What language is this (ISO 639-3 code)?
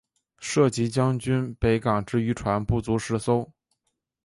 zho